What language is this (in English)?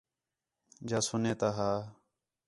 Khetrani